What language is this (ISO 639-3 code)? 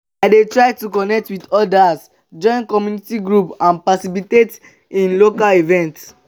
pcm